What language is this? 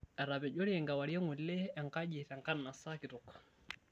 Masai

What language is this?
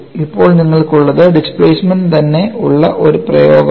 Malayalam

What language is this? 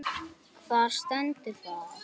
Icelandic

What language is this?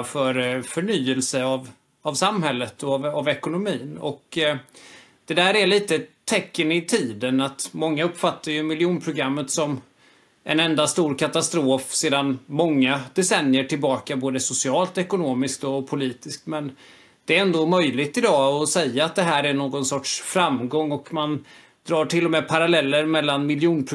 Swedish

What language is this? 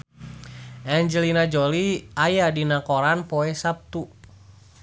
Sundanese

